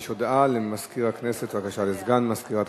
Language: Hebrew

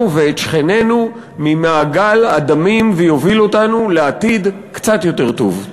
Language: Hebrew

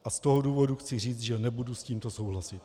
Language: Czech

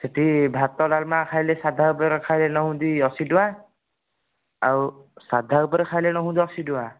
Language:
Odia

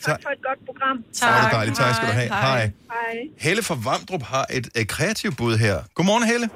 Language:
Danish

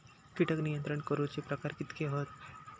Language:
Marathi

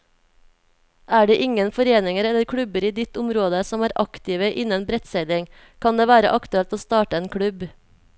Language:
Norwegian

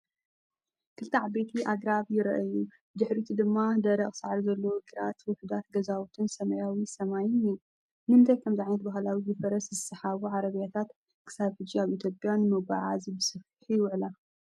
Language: Tigrinya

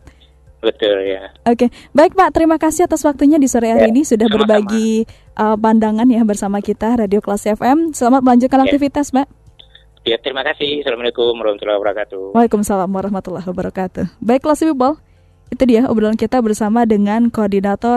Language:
Indonesian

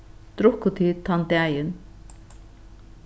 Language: Faroese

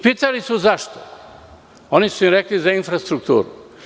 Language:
Serbian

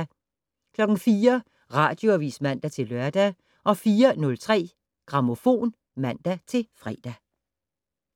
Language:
Danish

